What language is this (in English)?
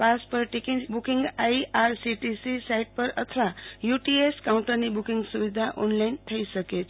Gujarati